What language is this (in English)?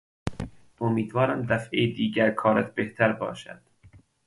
Persian